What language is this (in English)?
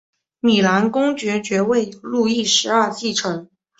Chinese